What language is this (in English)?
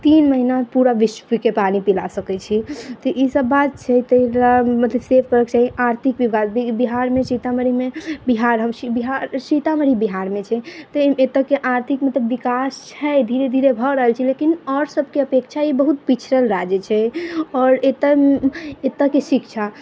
Maithili